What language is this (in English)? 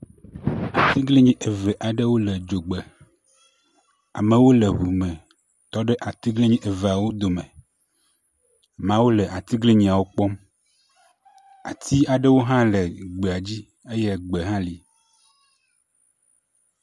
Ewe